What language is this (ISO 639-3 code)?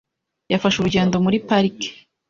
kin